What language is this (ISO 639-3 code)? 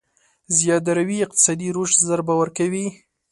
pus